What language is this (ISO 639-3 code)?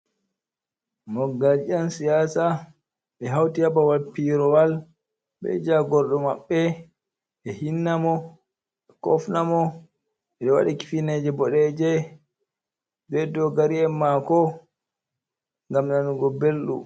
ful